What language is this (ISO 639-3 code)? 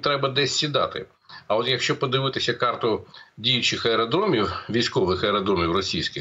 ukr